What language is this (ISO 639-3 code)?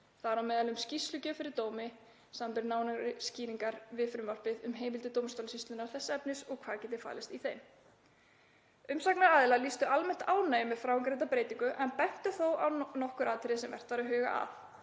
isl